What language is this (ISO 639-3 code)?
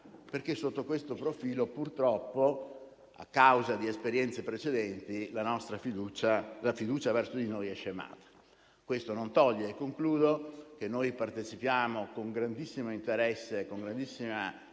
ita